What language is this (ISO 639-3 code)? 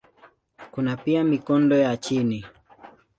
swa